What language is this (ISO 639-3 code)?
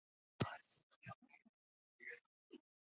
zho